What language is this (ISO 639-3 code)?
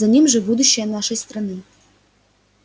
rus